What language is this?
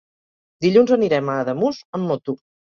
Catalan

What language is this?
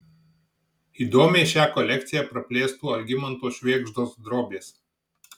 Lithuanian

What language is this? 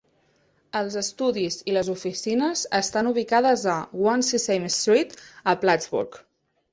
Catalan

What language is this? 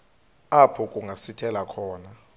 Xhosa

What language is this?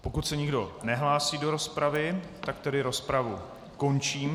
Czech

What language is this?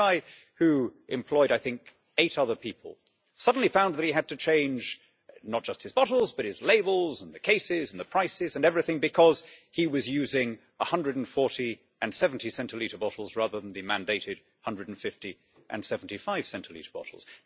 English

